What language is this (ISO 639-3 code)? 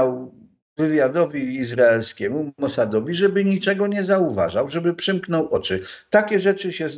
pol